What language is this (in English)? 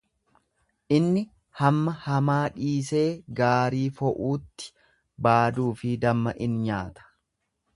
Oromo